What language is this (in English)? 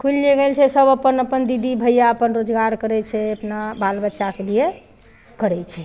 Maithili